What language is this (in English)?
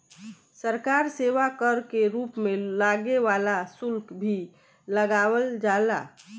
Bhojpuri